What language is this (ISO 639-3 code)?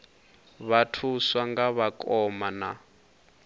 ven